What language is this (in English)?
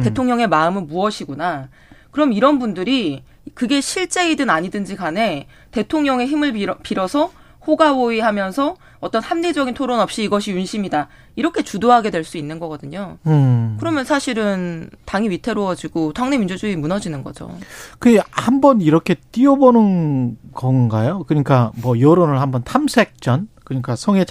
Korean